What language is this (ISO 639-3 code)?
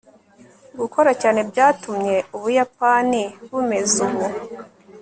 kin